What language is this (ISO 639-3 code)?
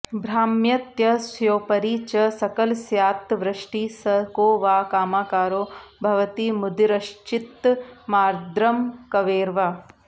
san